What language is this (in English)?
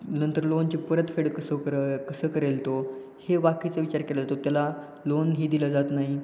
Marathi